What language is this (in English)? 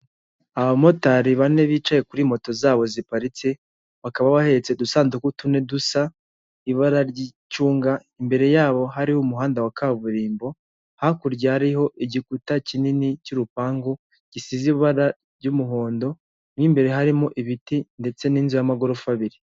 Kinyarwanda